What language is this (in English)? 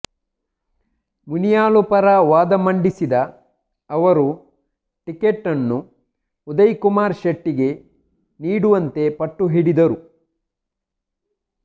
Kannada